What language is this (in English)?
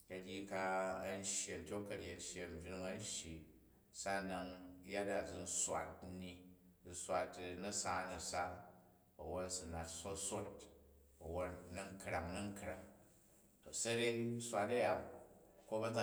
Jju